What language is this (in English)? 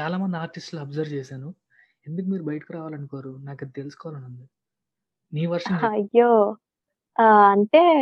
Telugu